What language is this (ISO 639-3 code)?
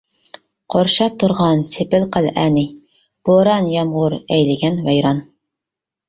uig